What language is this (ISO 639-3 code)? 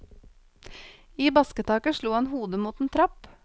nor